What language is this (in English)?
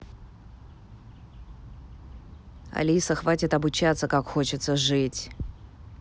Russian